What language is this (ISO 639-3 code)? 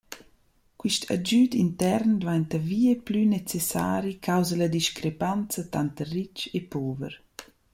roh